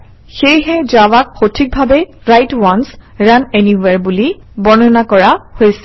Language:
Assamese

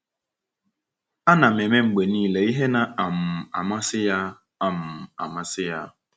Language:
Igbo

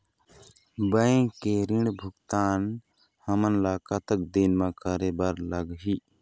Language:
Chhattisgarhi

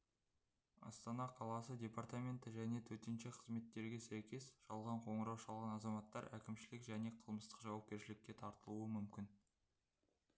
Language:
Kazakh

